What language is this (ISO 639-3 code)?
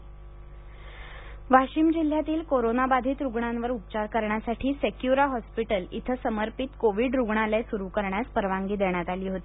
mar